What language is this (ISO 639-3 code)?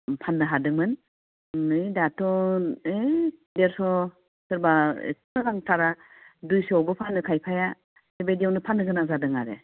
brx